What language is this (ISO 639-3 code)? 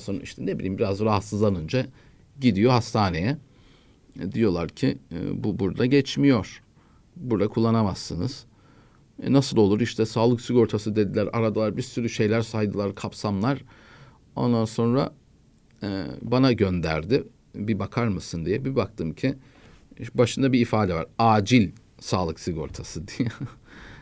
tur